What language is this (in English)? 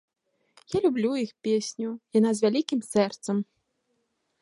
Belarusian